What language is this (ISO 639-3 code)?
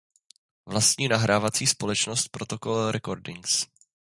ces